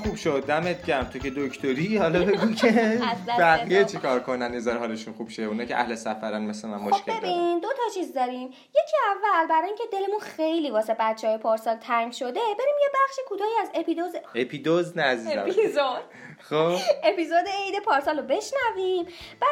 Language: Persian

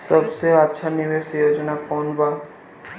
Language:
Bhojpuri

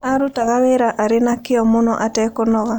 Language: Kikuyu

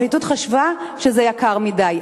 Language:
Hebrew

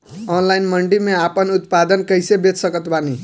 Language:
Bhojpuri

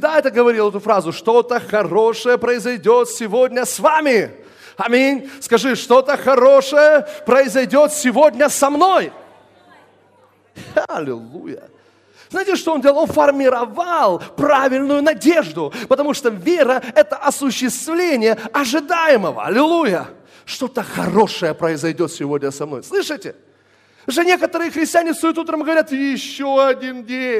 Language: Russian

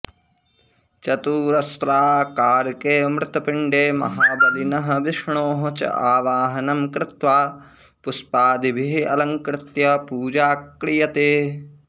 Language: Sanskrit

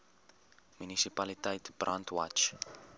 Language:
Afrikaans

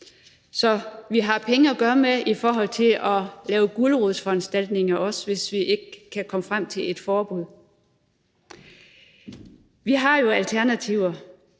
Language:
Danish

